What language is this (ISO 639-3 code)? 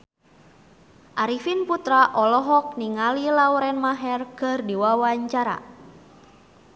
sun